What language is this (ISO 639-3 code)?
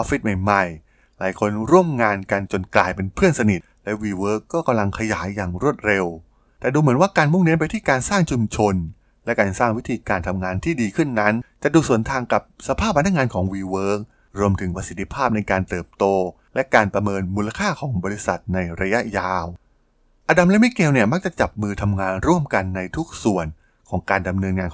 tha